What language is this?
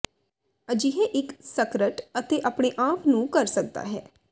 Punjabi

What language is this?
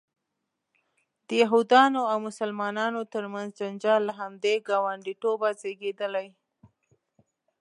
Pashto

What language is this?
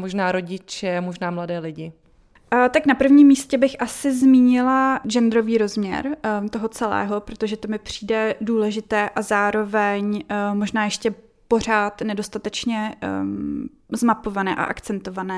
Czech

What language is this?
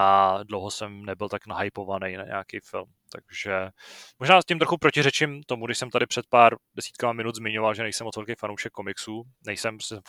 Czech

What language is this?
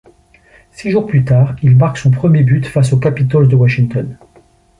French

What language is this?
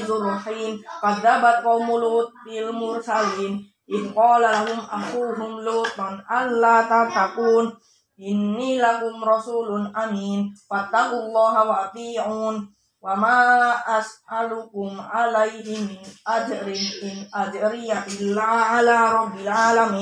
Indonesian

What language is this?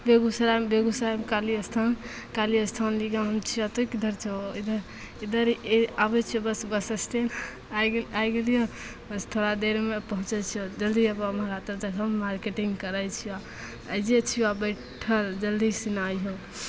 Maithili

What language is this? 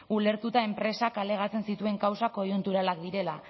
Basque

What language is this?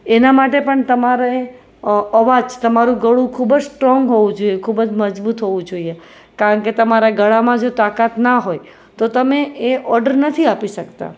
Gujarati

